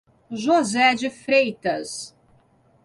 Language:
Portuguese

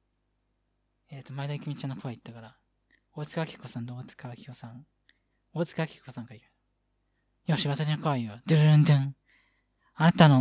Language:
Japanese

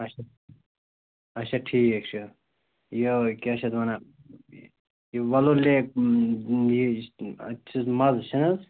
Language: Kashmiri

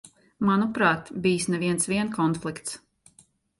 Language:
Latvian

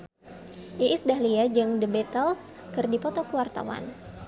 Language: Sundanese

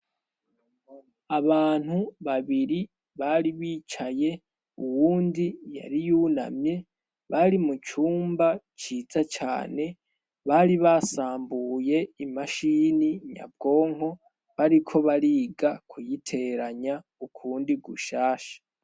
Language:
Rundi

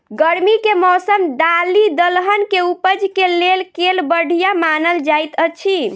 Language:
Maithili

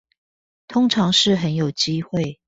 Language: Chinese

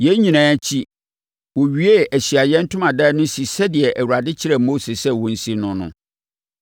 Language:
Akan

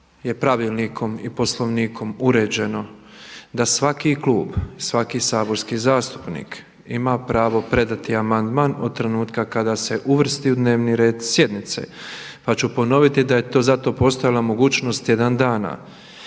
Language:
Croatian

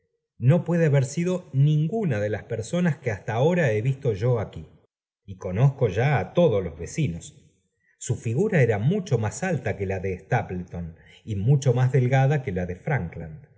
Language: Spanish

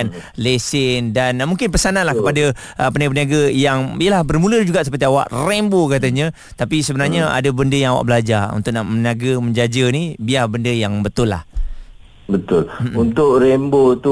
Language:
Malay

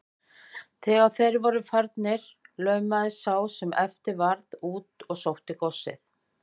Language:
Icelandic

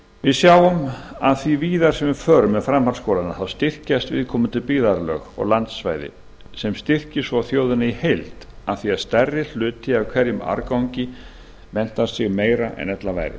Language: Icelandic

